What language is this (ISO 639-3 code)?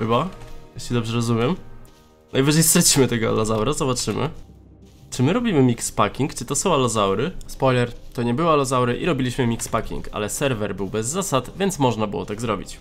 pol